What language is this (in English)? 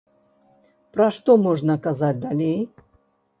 Belarusian